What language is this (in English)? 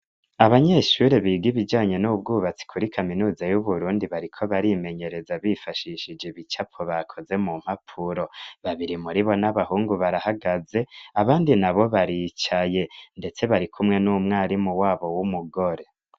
Rundi